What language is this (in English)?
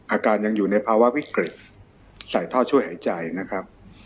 Thai